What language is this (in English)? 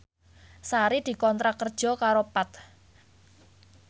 Javanese